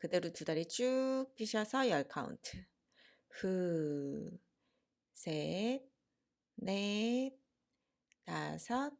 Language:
Korean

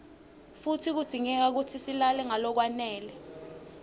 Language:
Swati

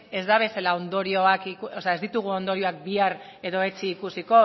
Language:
Basque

